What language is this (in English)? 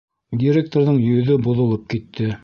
Bashkir